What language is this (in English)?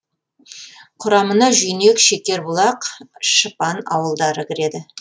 Kazakh